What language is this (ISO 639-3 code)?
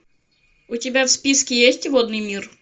rus